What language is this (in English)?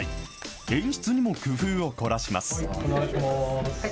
Japanese